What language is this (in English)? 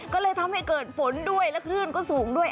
Thai